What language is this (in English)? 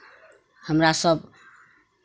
Maithili